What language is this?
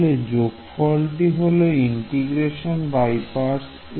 Bangla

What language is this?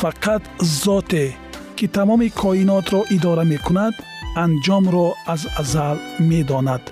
Persian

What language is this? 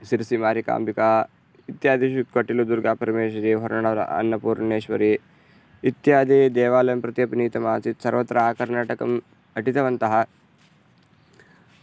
Sanskrit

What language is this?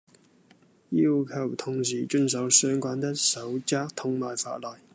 Cantonese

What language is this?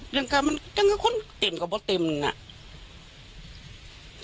Thai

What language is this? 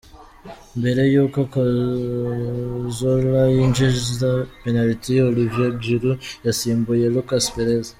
Kinyarwanda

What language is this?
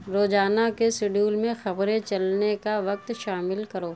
Urdu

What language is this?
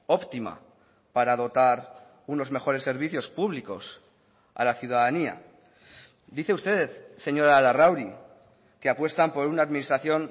Spanish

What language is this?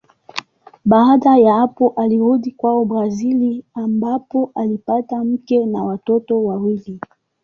Swahili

